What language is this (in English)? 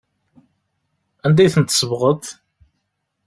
Kabyle